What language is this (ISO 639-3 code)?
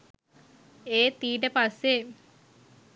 sin